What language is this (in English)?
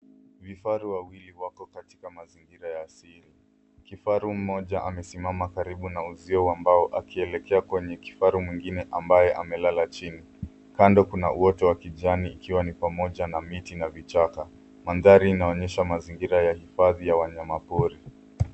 Swahili